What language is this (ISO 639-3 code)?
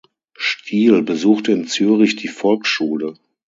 deu